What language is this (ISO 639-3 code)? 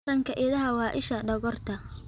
som